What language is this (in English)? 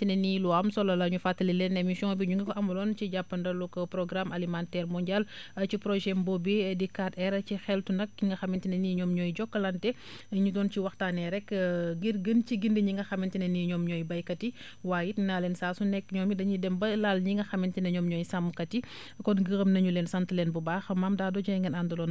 Wolof